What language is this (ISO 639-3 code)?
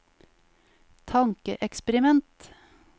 nor